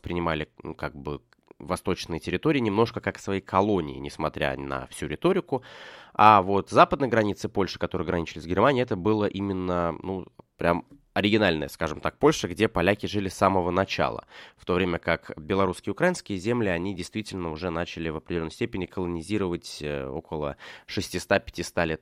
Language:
Russian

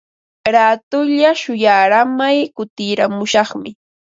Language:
Ambo-Pasco Quechua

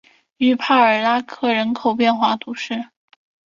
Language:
Chinese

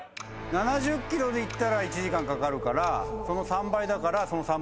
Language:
Japanese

